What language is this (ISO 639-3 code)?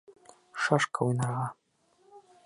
bak